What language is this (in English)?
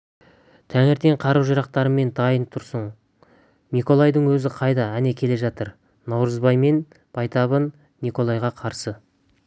Kazakh